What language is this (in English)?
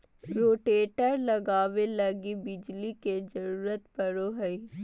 Magahi